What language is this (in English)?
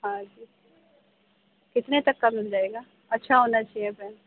Urdu